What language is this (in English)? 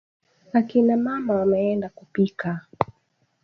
Swahili